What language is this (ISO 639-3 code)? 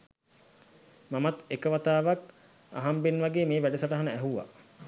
sin